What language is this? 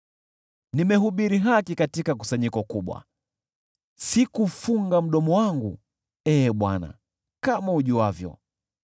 Swahili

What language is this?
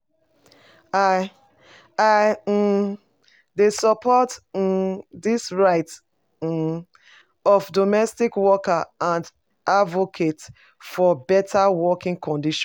Nigerian Pidgin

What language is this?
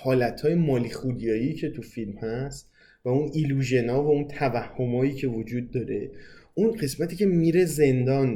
Persian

